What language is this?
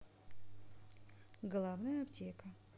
Russian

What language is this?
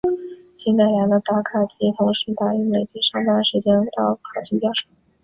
Chinese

